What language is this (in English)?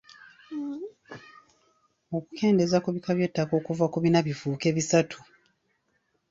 Ganda